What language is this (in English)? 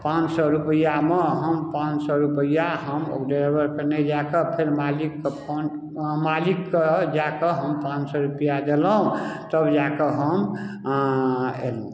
Maithili